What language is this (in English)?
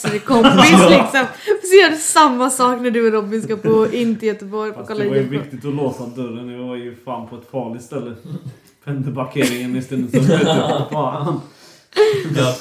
Swedish